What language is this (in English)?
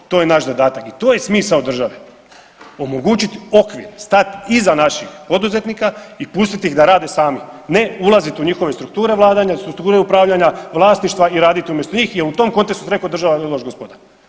Croatian